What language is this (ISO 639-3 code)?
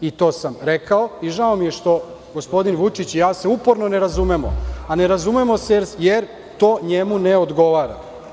srp